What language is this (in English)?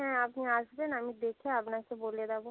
Bangla